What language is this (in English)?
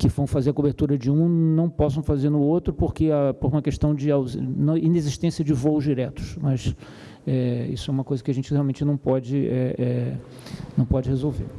Portuguese